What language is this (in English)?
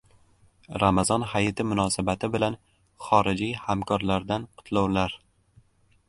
Uzbek